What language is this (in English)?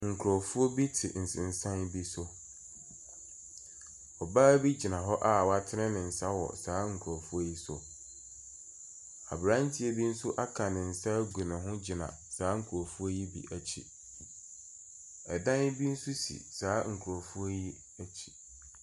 Akan